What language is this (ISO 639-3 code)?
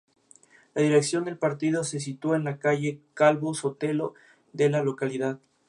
spa